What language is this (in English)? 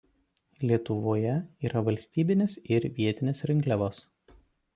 Lithuanian